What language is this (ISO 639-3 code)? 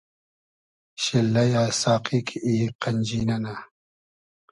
haz